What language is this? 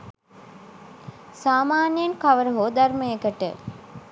Sinhala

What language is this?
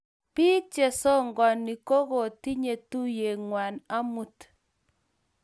Kalenjin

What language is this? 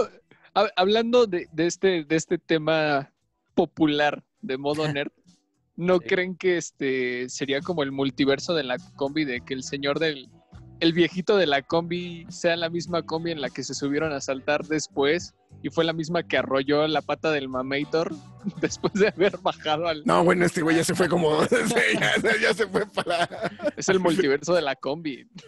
Spanish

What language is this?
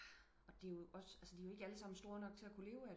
Danish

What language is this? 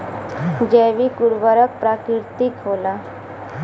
Bhojpuri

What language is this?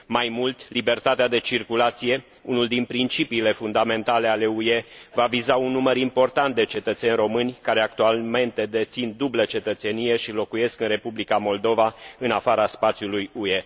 Romanian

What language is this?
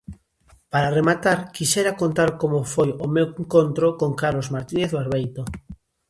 Galician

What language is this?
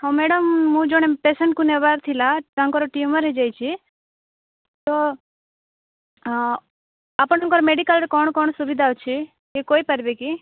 Odia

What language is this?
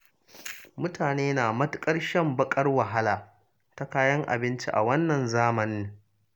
Hausa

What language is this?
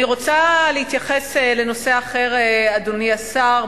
Hebrew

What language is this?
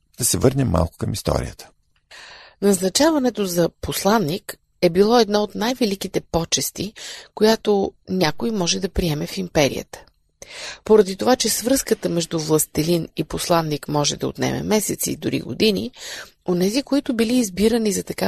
Bulgarian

